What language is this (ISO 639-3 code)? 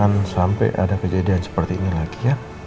ind